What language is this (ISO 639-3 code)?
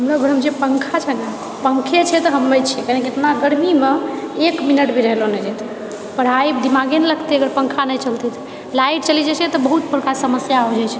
mai